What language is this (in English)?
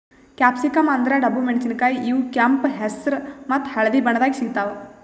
Kannada